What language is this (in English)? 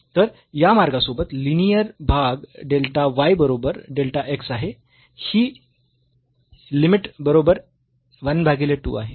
Marathi